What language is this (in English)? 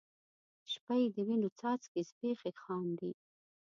Pashto